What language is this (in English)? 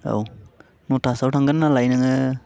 Bodo